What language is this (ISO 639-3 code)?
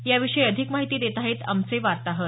mar